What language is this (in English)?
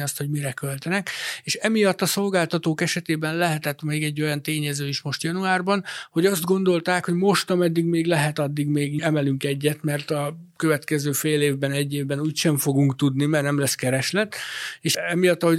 Hungarian